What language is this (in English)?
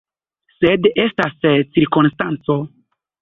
Esperanto